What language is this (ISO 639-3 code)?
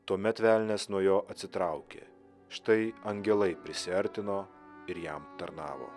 lit